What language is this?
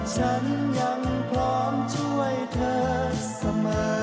Thai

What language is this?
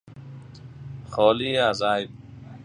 Persian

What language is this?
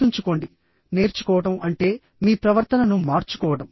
Telugu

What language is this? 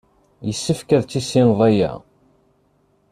Kabyle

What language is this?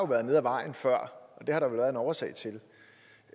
Danish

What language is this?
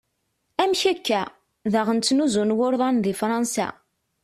Kabyle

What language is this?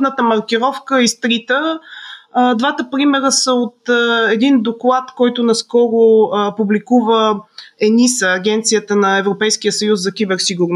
Bulgarian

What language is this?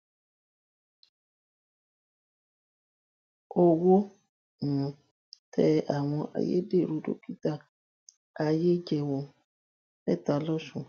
Yoruba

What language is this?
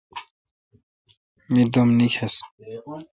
Kalkoti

